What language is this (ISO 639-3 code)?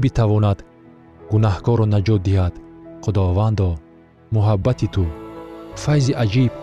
fas